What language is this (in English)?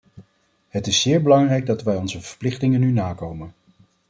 Dutch